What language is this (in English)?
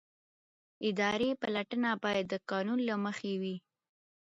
Pashto